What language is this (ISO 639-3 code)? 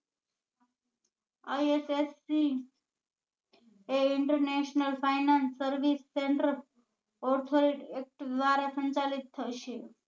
guj